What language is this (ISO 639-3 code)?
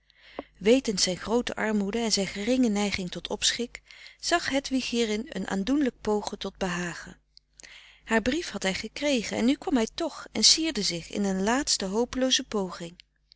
nld